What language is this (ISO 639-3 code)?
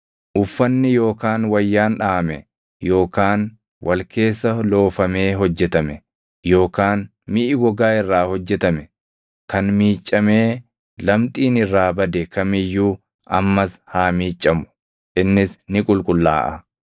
orm